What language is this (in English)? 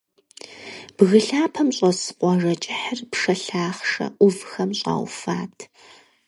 Kabardian